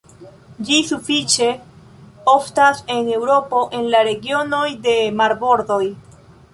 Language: Esperanto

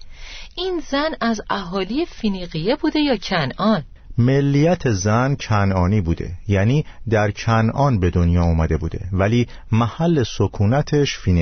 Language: Persian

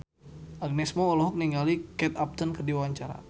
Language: Sundanese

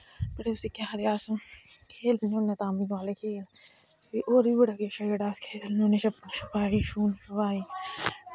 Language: Dogri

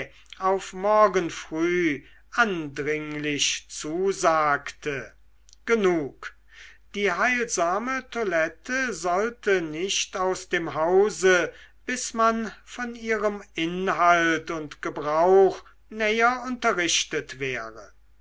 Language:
German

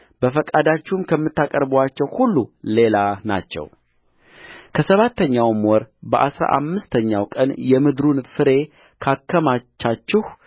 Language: Amharic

